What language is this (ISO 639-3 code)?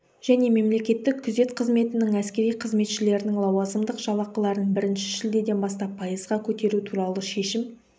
kaz